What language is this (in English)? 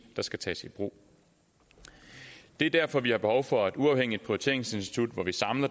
Danish